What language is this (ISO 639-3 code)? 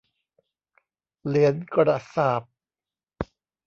tha